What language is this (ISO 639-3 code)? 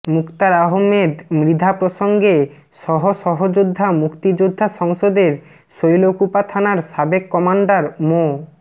ben